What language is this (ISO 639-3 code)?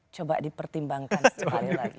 ind